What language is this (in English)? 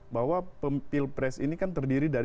Indonesian